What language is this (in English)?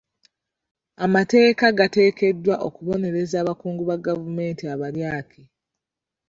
Ganda